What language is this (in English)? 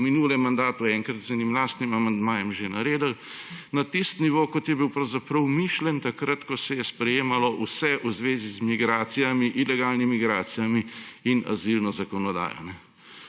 Slovenian